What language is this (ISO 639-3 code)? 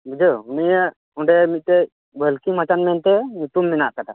sat